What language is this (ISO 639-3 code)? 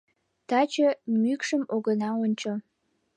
chm